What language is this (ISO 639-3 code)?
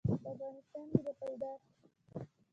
pus